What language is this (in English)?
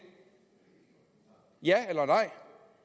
Danish